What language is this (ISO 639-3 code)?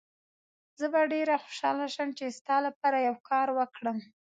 pus